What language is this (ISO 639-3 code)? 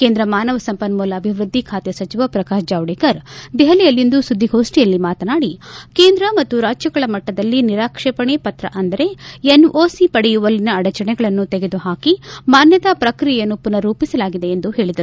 kan